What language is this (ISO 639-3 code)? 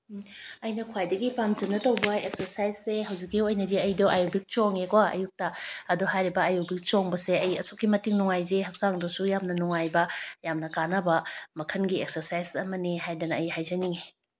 mni